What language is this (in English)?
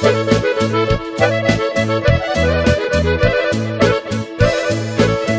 Romanian